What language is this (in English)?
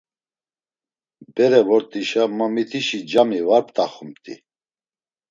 Laz